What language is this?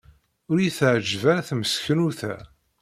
Kabyle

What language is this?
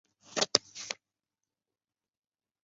Chinese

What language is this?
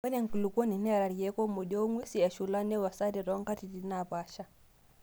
Masai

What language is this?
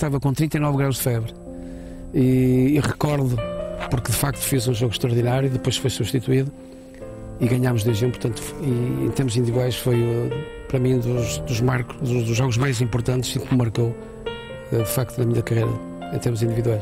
Portuguese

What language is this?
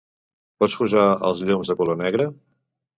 Catalan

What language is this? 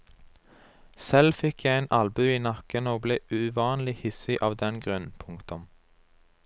Norwegian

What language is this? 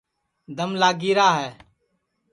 Sansi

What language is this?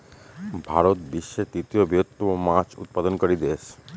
Bangla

